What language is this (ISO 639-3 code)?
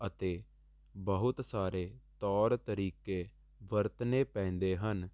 pan